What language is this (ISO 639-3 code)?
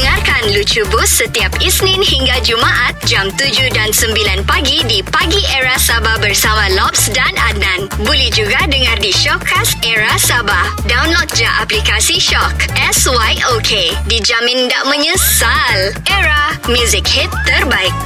msa